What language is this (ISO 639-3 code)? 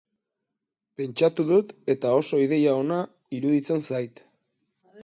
eus